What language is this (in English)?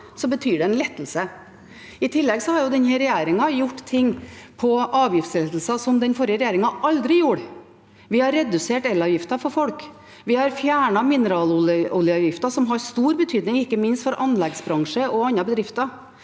Norwegian